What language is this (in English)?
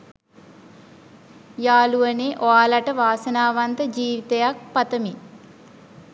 Sinhala